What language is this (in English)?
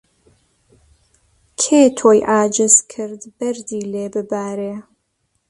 Central Kurdish